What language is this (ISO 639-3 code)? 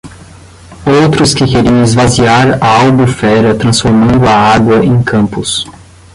por